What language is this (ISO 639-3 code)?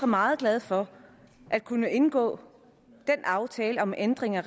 dan